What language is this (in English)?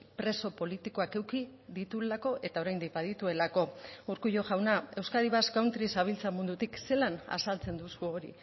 Basque